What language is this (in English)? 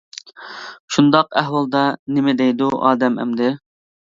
Uyghur